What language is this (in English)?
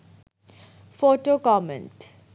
Bangla